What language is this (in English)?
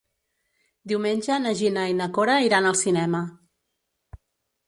Catalan